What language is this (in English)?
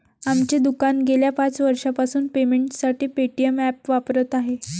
Marathi